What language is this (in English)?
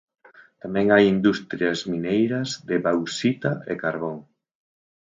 Galician